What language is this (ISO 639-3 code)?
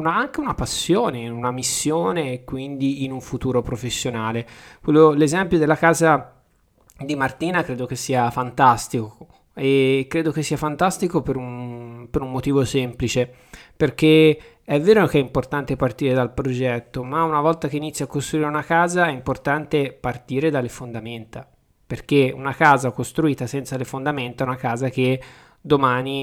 ita